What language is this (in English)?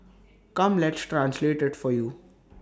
English